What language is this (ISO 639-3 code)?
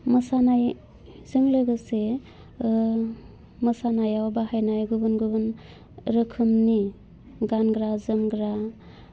brx